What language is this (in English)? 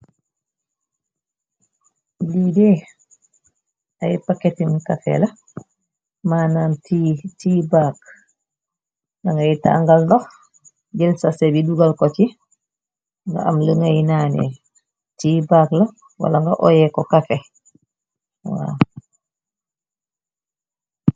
Wolof